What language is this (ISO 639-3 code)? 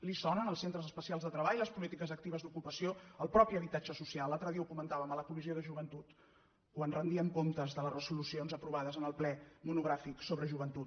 cat